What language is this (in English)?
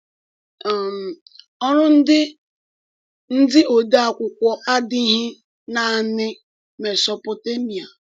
Igbo